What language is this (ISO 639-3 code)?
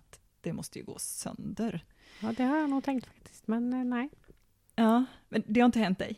swe